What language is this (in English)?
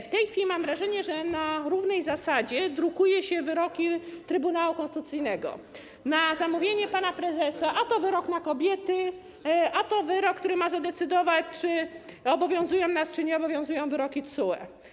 Polish